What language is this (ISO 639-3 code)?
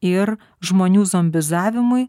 lit